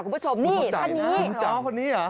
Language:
Thai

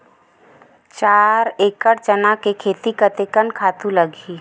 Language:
Chhattisgarhi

